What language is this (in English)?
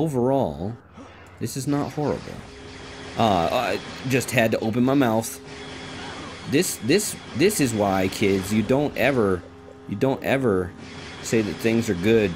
English